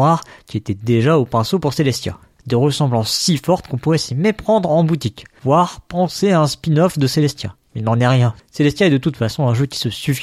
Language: French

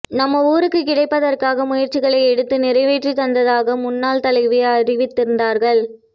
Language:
Tamil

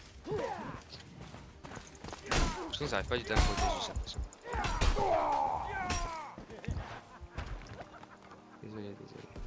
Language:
French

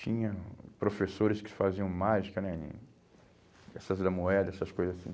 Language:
Portuguese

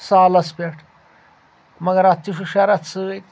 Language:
Kashmiri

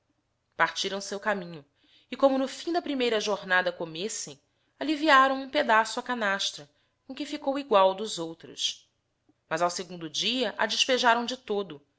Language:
Portuguese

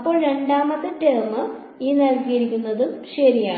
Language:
Malayalam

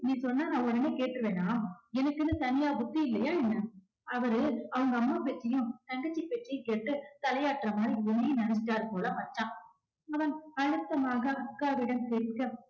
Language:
Tamil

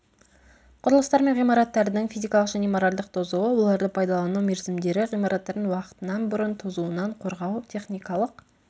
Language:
Kazakh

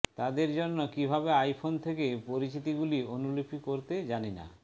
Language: Bangla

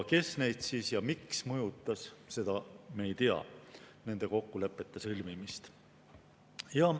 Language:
Estonian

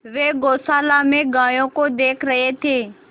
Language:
Hindi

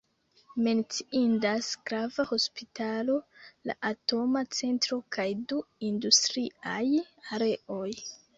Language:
Esperanto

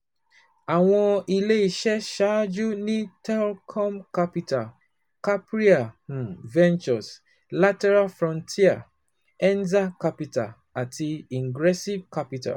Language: Yoruba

